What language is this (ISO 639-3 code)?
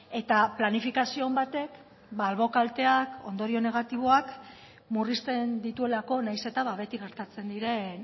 eus